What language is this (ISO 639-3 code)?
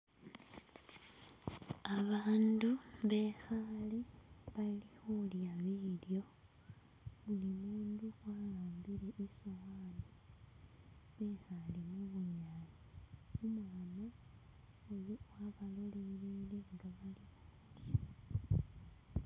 myx